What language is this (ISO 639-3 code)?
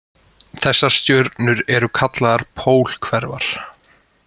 isl